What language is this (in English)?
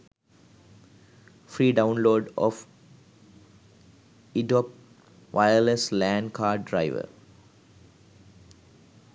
Sinhala